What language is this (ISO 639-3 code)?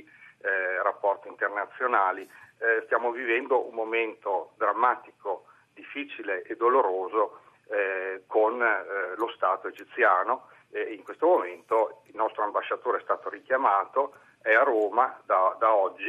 ita